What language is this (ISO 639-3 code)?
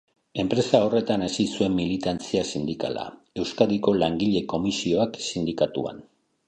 eus